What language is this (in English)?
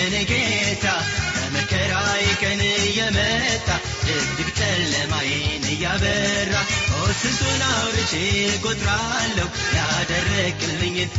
Amharic